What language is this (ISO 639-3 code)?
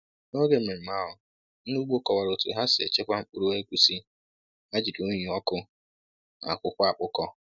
ibo